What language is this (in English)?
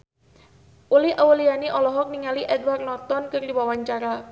Sundanese